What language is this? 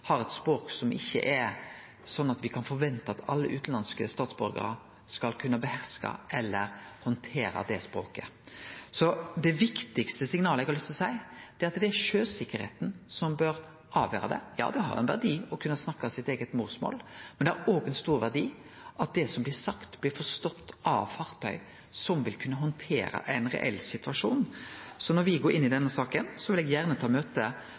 Norwegian Nynorsk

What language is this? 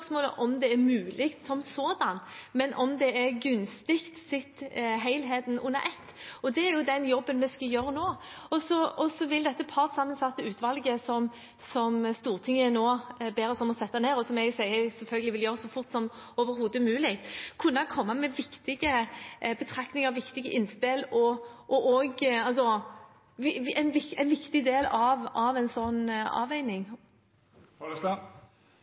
Norwegian Bokmål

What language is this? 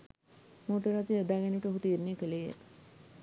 Sinhala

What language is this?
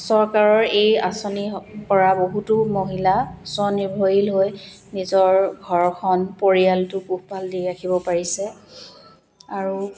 Assamese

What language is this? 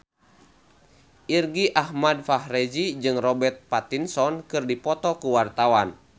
Sundanese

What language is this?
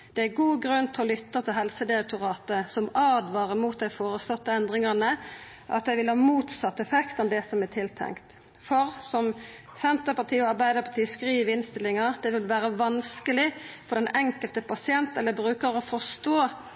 Norwegian Nynorsk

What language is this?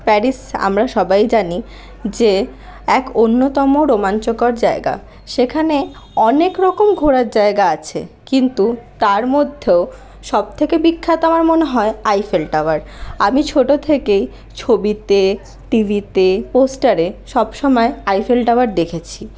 Bangla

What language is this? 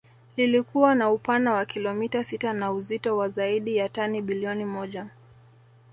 Swahili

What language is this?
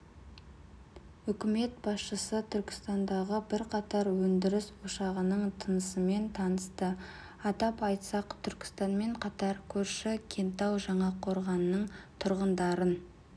Kazakh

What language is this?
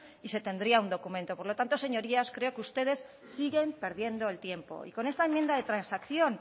Spanish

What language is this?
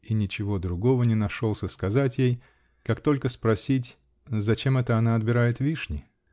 Russian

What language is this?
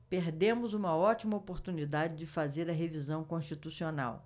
Portuguese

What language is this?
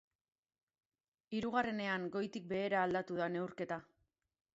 Basque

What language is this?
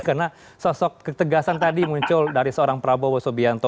Indonesian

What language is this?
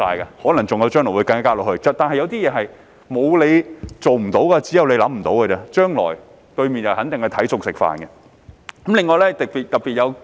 Cantonese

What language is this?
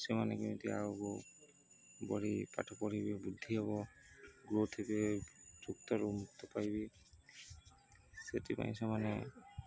Odia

